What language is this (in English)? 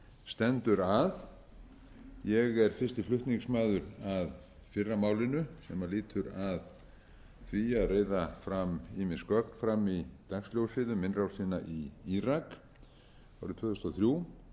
Icelandic